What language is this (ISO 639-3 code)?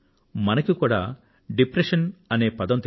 tel